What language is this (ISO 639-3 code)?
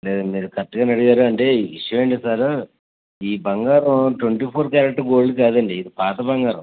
tel